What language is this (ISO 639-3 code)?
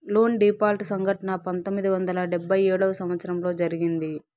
tel